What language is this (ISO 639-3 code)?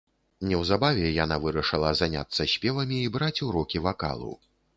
bel